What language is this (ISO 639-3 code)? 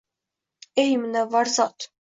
uzb